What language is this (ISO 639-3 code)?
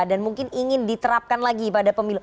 ind